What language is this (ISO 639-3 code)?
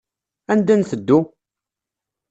kab